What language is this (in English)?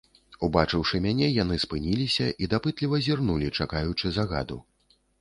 Belarusian